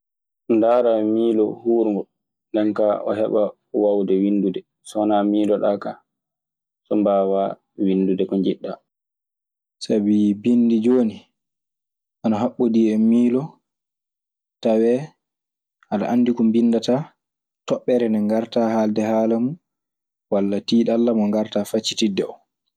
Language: Maasina Fulfulde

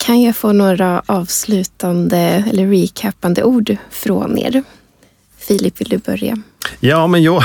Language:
Swedish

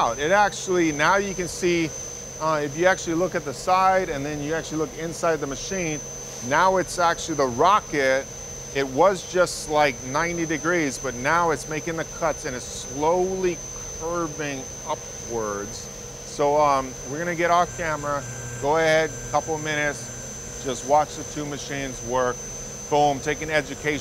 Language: English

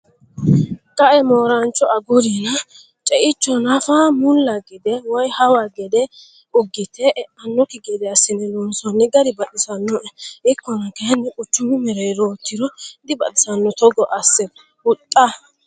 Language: Sidamo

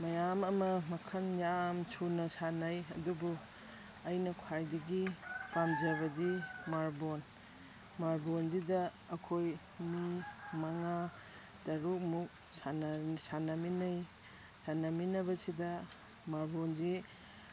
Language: Manipuri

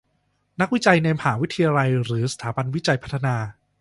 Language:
Thai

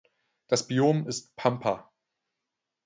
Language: German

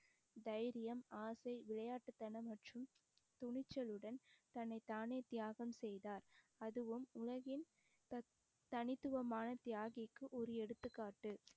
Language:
Tamil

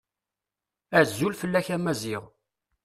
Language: Kabyle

